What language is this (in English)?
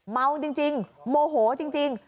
Thai